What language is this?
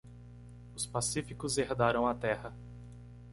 Portuguese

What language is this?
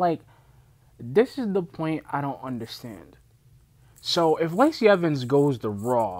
English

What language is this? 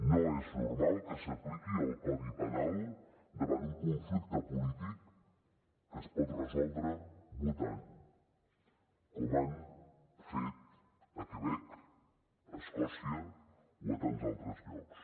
Catalan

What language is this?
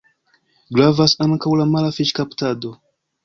Esperanto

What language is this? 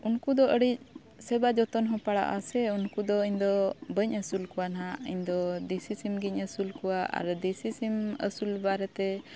Santali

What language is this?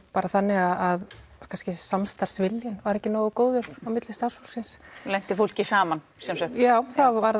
Icelandic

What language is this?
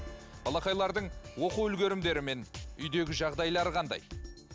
Kazakh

